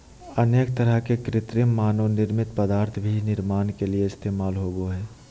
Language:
Magahi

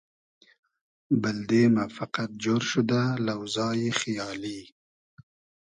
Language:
Hazaragi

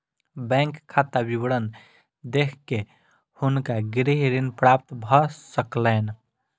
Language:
Maithili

